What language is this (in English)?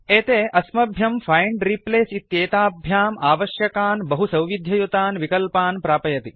Sanskrit